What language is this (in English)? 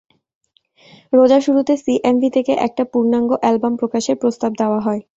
Bangla